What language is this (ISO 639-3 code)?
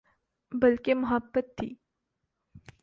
urd